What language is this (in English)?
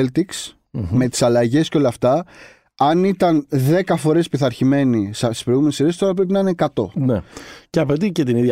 Greek